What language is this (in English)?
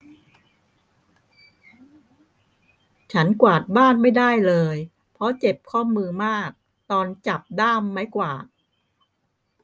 Thai